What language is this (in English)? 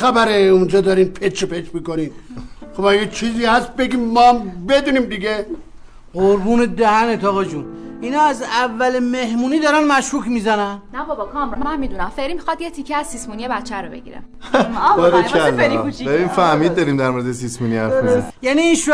Persian